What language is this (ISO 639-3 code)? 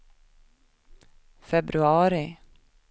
swe